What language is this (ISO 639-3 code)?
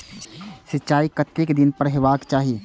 mai